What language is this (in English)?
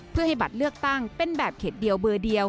Thai